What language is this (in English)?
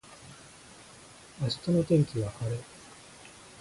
Japanese